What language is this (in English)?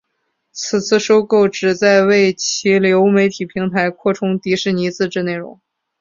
Chinese